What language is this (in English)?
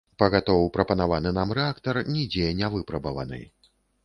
Belarusian